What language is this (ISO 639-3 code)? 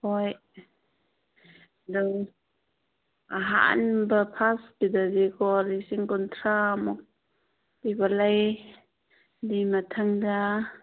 mni